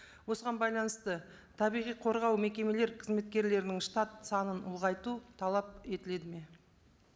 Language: Kazakh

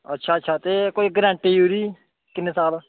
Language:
Dogri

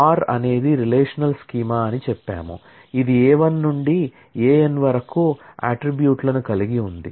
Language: Telugu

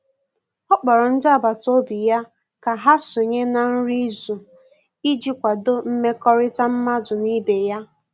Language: Igbo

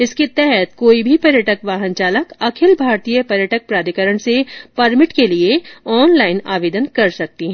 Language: Hindi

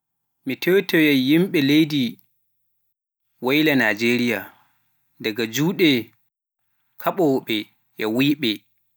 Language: Pular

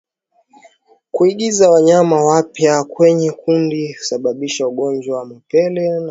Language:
Swahili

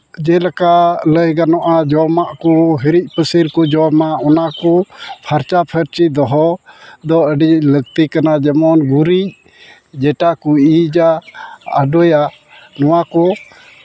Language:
Santali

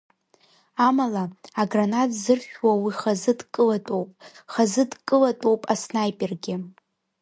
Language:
Abkhazian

